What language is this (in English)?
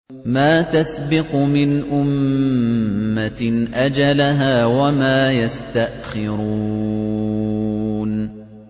Arabic